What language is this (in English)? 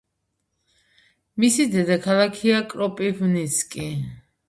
Georgian